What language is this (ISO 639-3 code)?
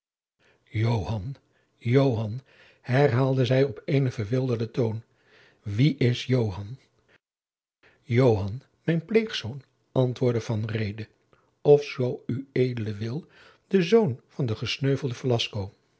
nld